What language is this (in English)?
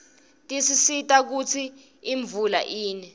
Swati